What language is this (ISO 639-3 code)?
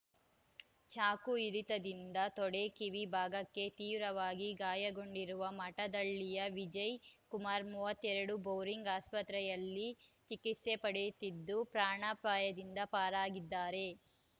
kan